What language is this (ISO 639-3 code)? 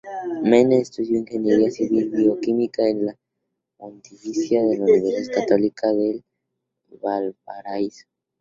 spa